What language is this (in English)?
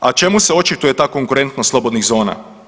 Croatian